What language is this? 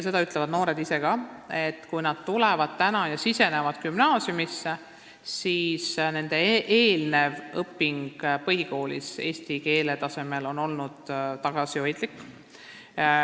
Estonian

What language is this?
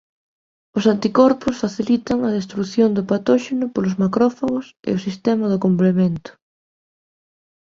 Galician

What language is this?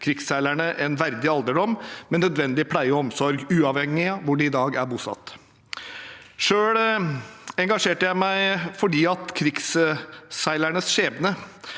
Norwegian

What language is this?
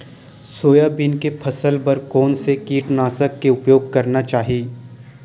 Chhattisgarhi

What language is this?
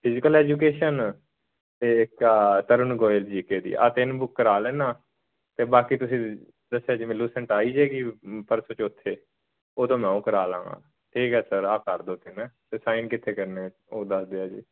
Punjabi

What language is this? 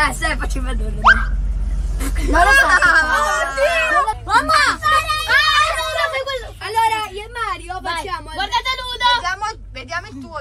Italian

